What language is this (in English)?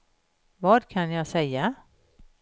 Swedish